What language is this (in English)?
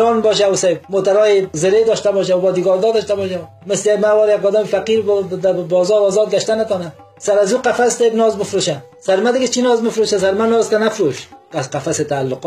Persian